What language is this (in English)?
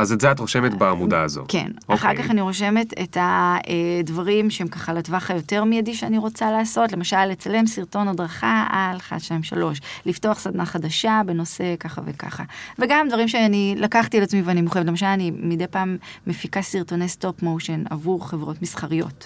Hebrew